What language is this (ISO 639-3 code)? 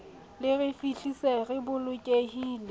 sot